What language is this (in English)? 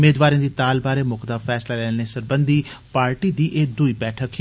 Dogri